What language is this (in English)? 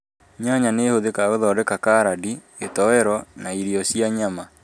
Kikuyu